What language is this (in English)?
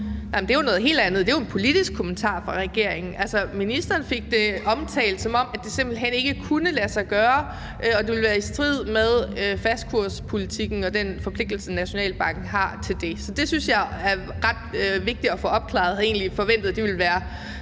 Danish